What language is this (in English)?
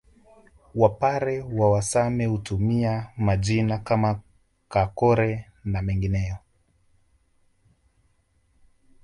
Swahili